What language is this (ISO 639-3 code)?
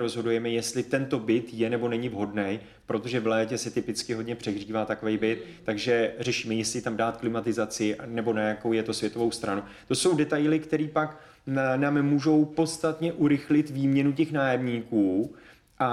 ces